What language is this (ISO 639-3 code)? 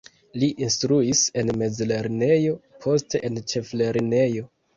epo